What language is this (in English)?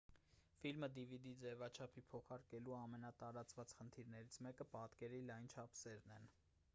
Armenian